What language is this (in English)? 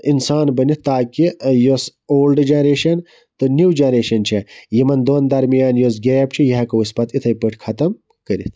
Kashmiri